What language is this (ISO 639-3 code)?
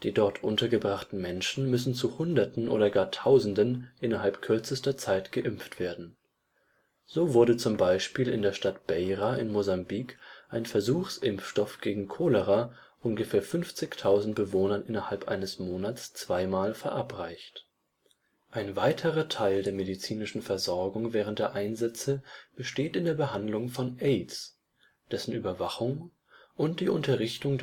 deu